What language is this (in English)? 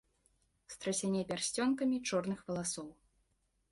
Belarusian